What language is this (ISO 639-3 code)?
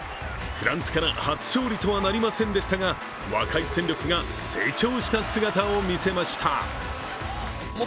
jpn